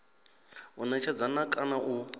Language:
Venda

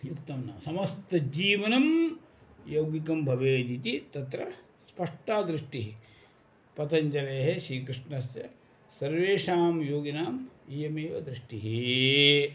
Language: Sanskrit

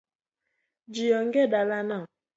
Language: Luo (Kenya and Tanzania)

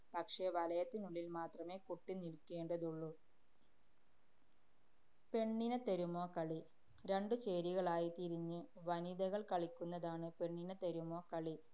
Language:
Malayalam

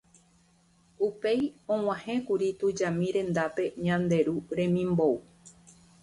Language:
Guarani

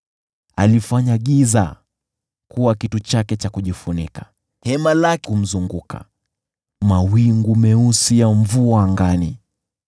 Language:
Swahili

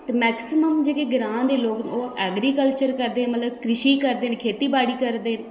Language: Dogri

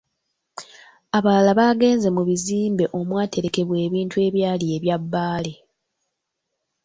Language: Ganda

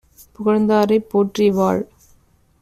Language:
Tamil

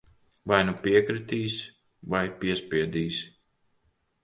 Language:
Latvian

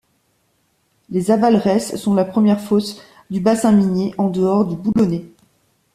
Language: French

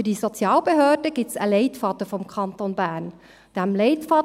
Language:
Swiss German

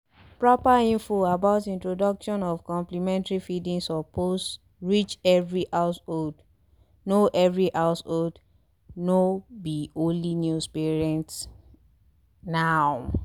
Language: Nigerian Pidgin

